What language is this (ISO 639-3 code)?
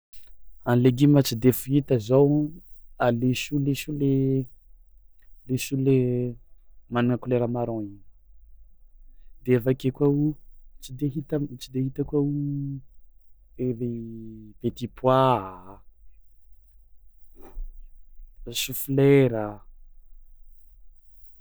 xmw